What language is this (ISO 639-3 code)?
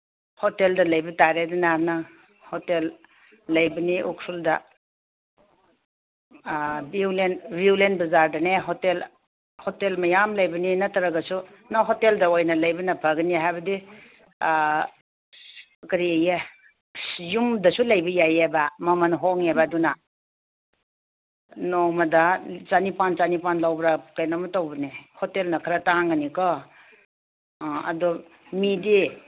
mni